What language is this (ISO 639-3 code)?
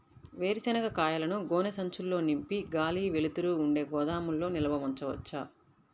tel